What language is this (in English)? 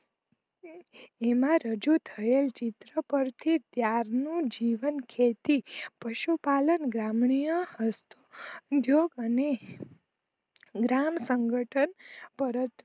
Gujarati